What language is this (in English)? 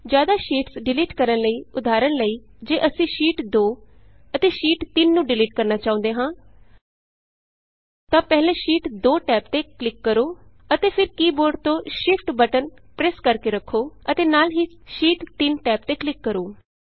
Punjabi